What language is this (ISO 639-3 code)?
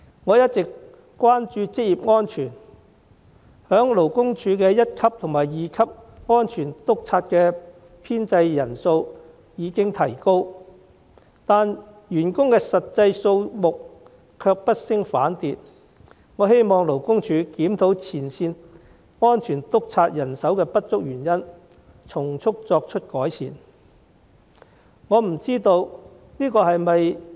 yue